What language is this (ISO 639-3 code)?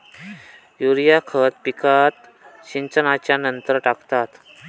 mar